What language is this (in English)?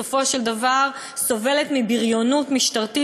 Hebrew